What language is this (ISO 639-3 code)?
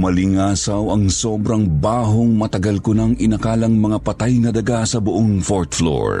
fil